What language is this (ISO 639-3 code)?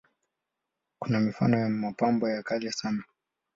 swa